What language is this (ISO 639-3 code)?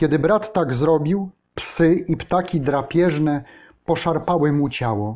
pol